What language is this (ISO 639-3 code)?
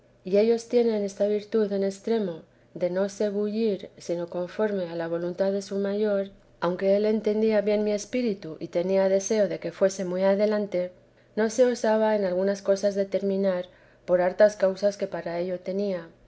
spa